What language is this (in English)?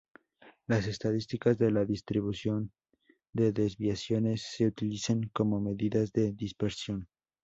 Spanish